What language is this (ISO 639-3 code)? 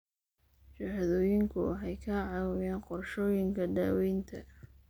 som